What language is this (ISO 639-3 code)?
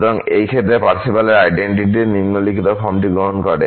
ben